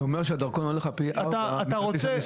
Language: Hebrew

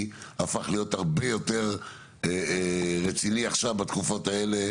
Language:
Hebrew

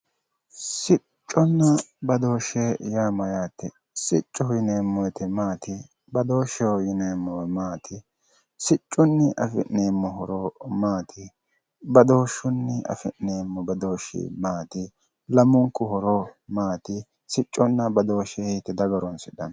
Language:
Sidamo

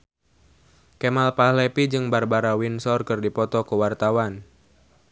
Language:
Sundanese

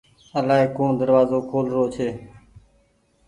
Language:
Goaria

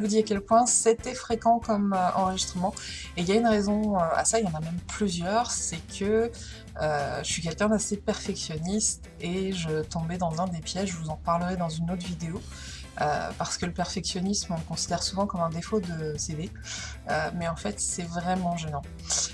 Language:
French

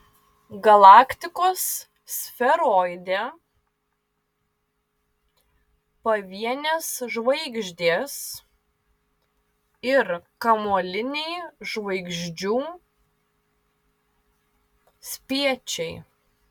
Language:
Lithuanian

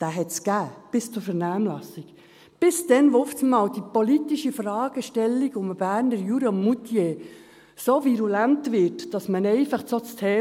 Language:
Swiss German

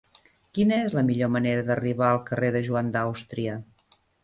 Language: Catalan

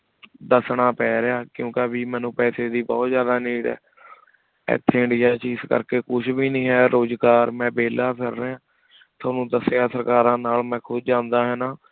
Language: Punjabi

